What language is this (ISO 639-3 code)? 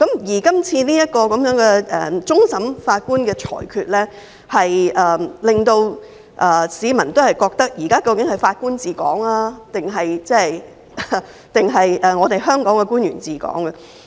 yue